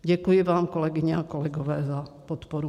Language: Czech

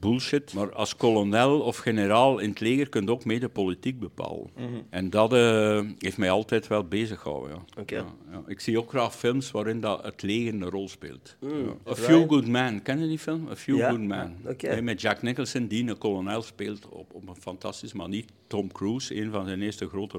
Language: Dutch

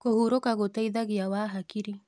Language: Kikuyu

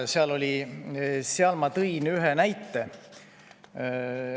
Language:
Estonian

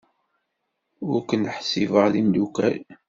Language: Kabyle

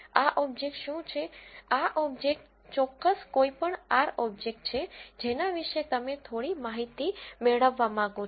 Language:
Gujarati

